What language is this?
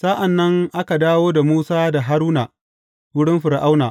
Hausa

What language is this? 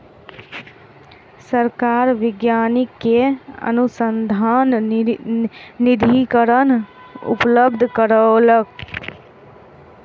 Maithili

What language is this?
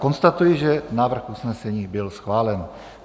Czech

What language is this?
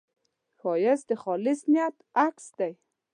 Pashto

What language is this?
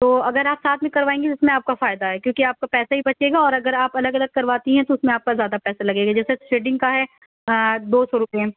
Urdu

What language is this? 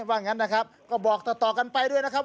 Thai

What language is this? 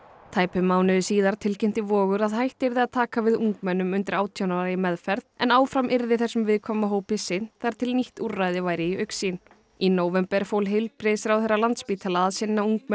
Icelandic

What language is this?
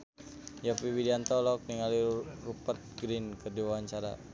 Sundanese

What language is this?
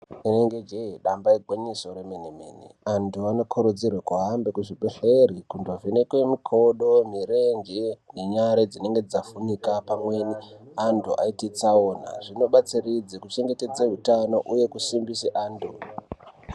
Ndau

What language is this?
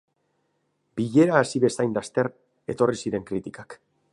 Basque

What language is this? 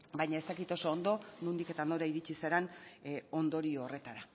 Basque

